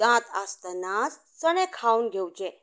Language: Konkani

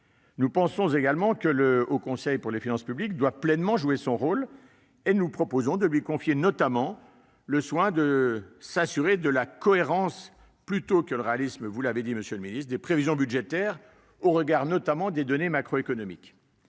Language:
French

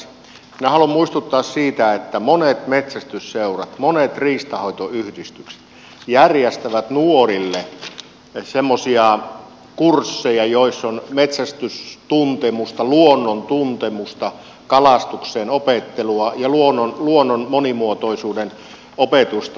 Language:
Finnish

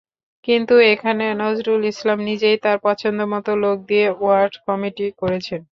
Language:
Bangla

